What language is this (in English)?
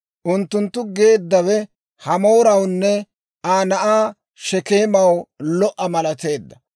Dawro